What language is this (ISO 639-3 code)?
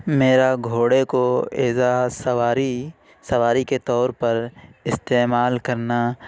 urd